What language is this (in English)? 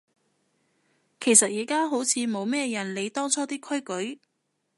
Cantonese